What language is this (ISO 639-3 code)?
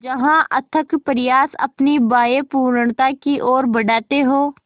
hin